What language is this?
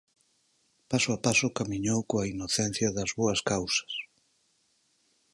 Galician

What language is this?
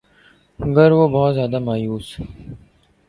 Urdu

